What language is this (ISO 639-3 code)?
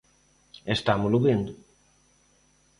glg